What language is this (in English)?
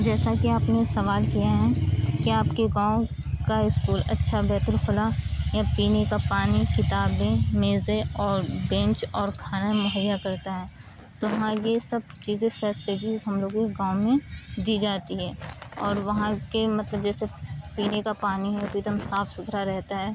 Urdu